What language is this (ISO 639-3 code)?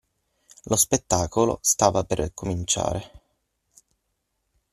ita